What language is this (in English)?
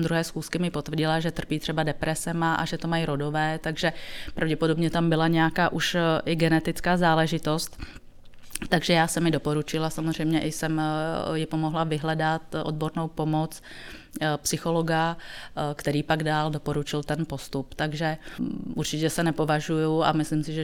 Czech